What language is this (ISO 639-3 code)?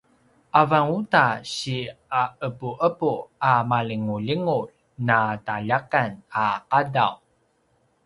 pwn